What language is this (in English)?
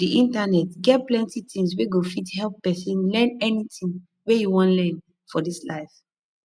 Nigerian Pidgin